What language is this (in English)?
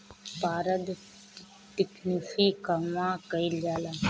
Bhojpuri